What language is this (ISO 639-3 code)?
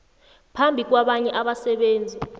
nbl